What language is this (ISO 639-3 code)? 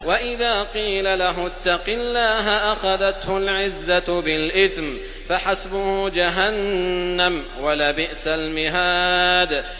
ara